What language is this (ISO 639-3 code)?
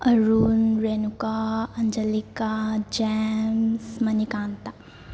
mni